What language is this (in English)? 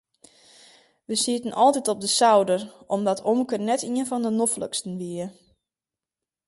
Western Frisian